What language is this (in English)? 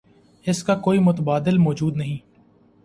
Urdu